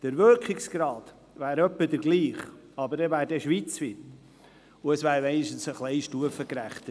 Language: Swiss German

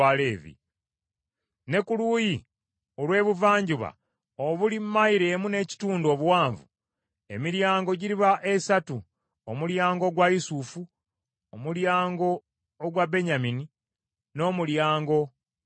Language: Ganda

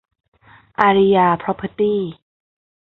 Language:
Thai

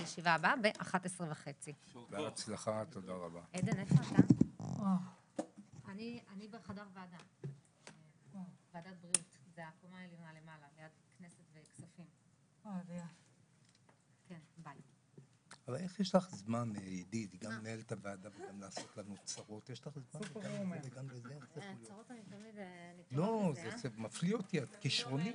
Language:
Hebrew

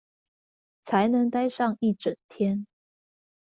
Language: Chinese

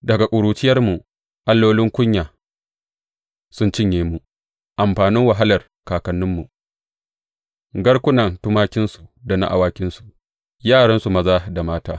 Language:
Hausa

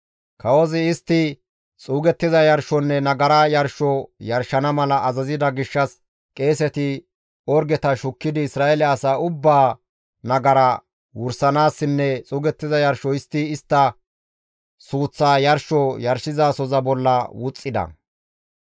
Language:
Gamo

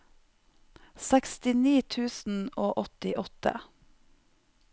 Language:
Norwegian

